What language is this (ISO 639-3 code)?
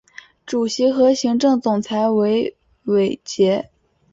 zho